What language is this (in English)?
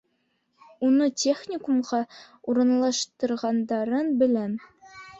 Bashkir